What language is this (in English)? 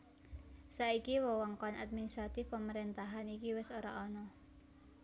Javanese